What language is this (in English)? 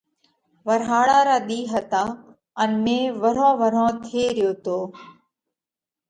Parkari Koli